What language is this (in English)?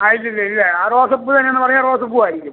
Malayalam